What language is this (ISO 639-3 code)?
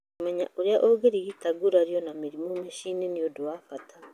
kik